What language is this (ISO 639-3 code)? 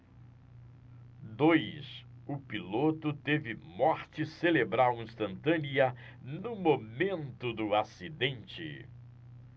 por